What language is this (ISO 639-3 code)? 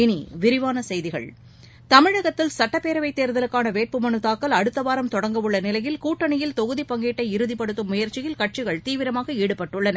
tam